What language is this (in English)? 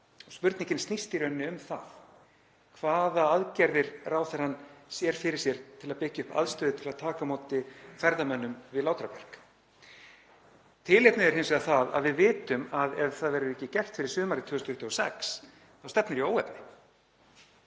Icelandic